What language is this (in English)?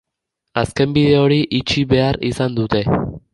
Basque